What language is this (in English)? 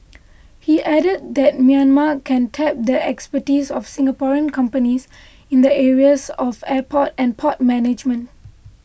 English